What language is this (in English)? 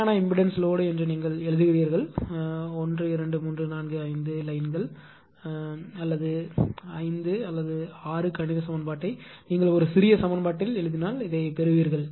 Tamil